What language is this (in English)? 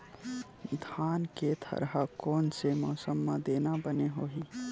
Chhattisgarhi